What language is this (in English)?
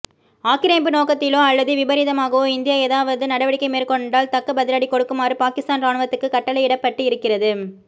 Tamil